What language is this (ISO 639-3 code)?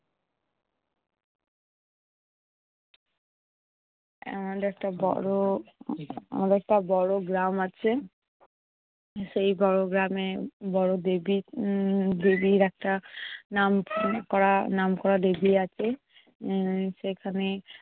ben